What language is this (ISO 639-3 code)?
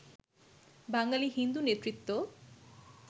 ben